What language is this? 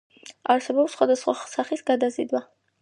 Georgian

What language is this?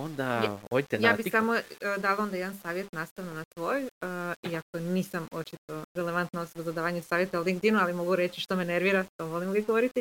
Croatian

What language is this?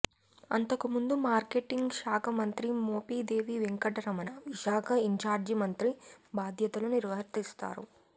Telugu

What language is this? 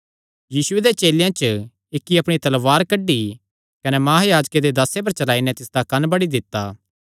Kangri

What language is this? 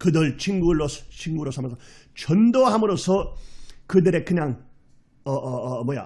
Korean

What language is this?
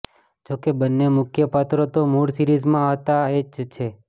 Gujarati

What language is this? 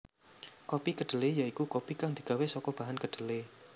Javanese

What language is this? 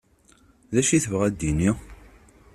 Kabyle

